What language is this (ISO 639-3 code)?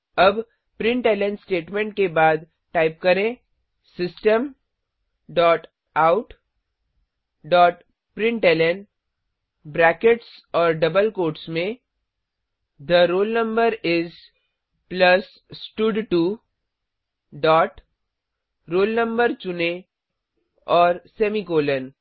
hin